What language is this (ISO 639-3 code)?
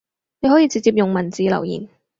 yue